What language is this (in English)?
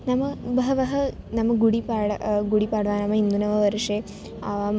Sanskrit